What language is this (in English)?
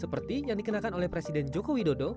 Indonesian